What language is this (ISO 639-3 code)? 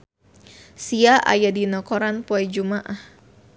sun